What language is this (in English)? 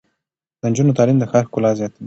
Pashto